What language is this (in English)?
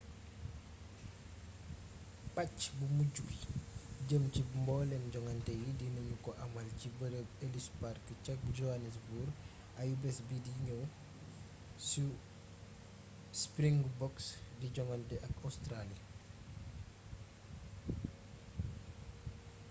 Wolof